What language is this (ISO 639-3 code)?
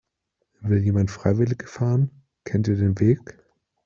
deu